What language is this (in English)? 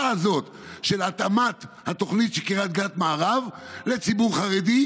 Hebrew